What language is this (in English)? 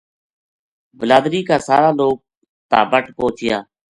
Gujari